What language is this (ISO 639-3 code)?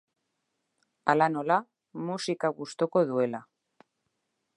eus